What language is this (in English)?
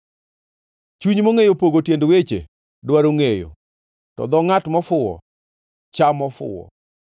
Luo (Kenya and Tanzania)